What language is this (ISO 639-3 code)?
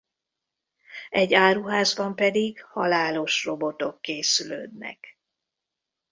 hun